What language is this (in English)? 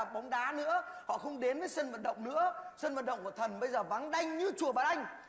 Vietnamese